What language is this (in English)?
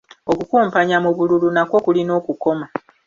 Ganda